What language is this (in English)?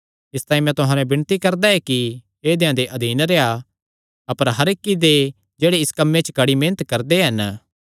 Kangri